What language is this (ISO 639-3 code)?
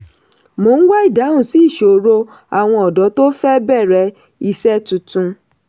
yor